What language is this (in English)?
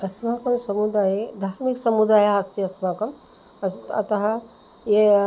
Sanskrit